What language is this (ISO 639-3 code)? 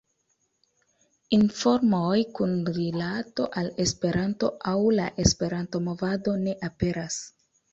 epo